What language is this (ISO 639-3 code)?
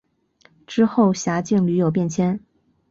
zho